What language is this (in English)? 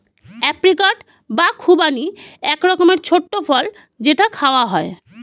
Bangla